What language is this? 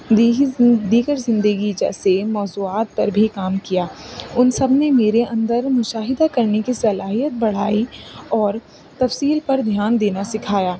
Urdu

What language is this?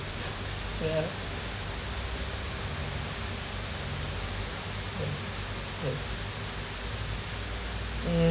English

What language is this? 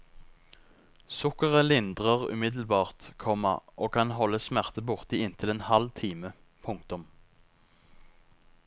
Norwegian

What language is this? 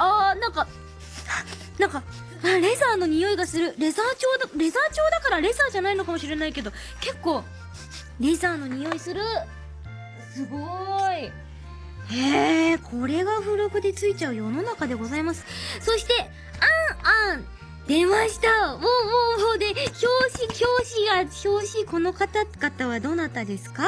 Japanese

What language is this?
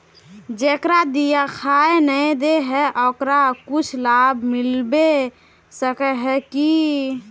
Magahi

